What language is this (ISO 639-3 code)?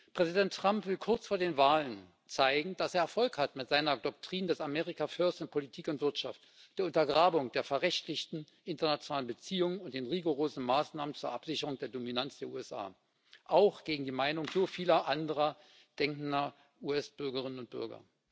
deu